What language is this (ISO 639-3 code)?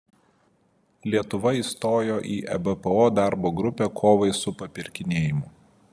lit